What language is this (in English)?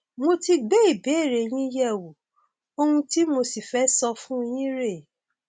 Yoruba